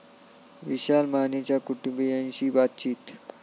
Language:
Marathi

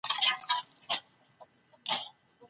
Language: Pashto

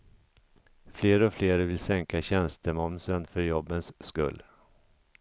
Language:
Swedish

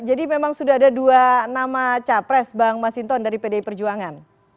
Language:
Indonesian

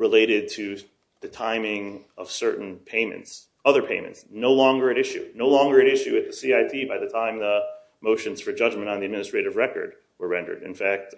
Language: English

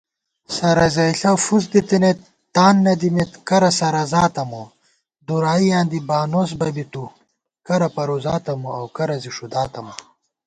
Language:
Gawar-Bati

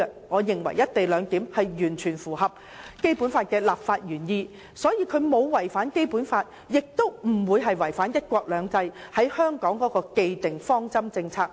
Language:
Cantonese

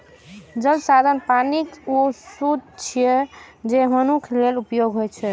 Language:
Maithili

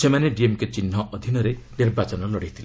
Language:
Odia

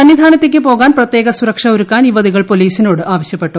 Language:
Malayalam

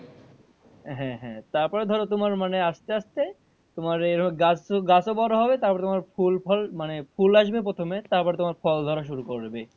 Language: Bangla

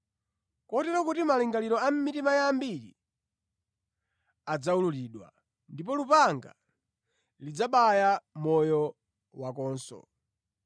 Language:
Nyanja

